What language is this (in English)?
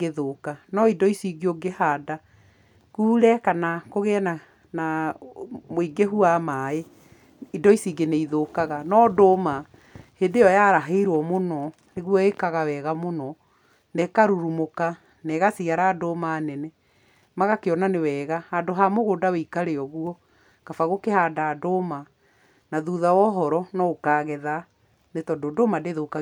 Kikuyu